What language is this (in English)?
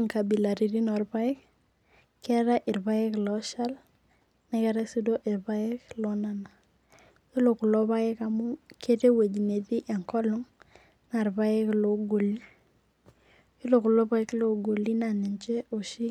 Masai